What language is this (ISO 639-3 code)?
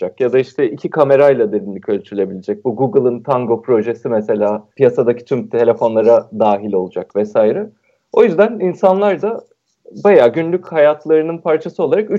tur